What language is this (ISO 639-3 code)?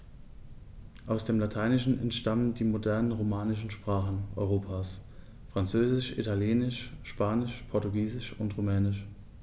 deu